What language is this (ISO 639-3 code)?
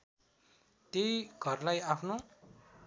nep